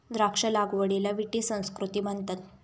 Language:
Marathi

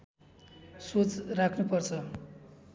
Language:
Nepali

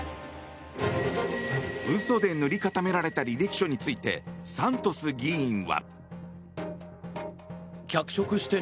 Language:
Japanese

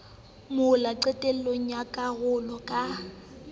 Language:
Southern Sotho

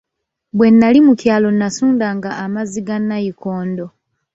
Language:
Ganda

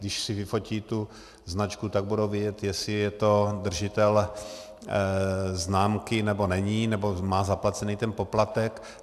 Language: Czech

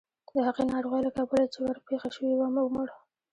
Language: Pashto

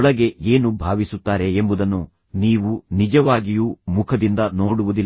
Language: Kannada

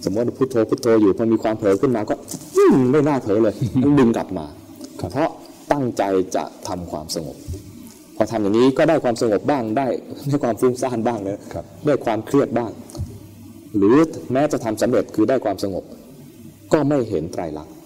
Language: Thai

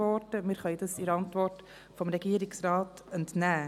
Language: Swiss German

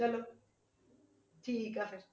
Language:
Punjabi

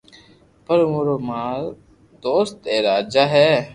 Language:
Loarki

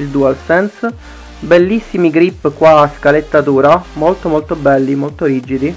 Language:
Italian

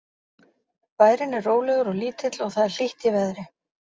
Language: Icelandic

